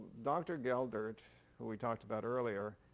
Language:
English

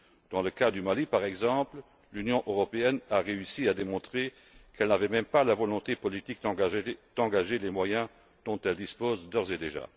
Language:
French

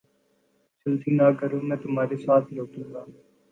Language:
Urdu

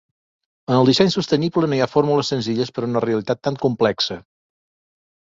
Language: Catalan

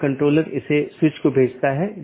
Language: Hindi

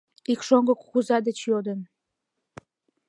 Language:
Mari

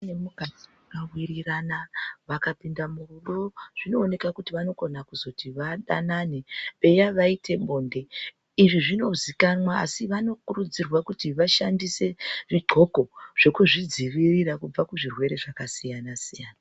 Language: Ndau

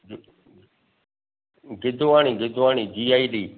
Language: Sindhi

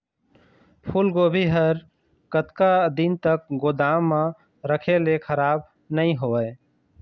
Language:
Chhattisgarhi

